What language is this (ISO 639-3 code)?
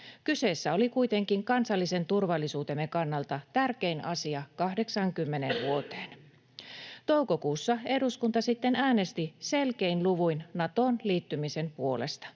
fin